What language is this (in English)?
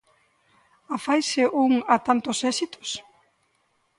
Galician